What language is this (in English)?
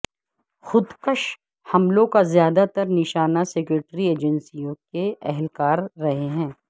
Urdu